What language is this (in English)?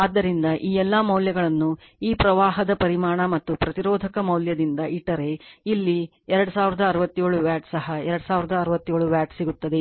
Kannada